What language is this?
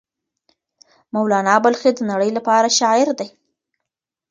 Pashto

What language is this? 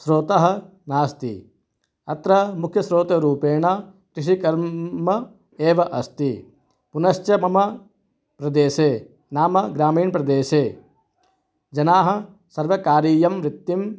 Sanskrit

